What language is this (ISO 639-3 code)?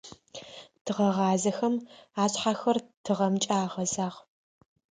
ady